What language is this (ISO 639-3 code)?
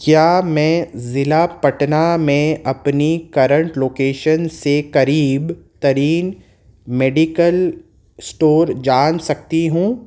urd